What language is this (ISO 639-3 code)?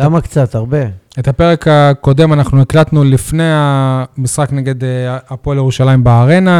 heb